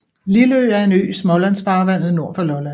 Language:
Danish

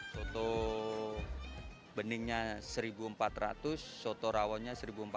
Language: Indonesian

